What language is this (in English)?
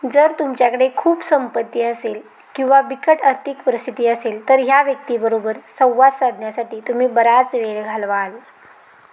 Marathi